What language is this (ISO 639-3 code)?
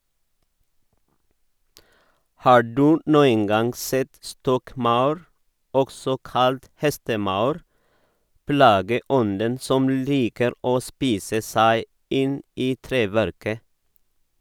nor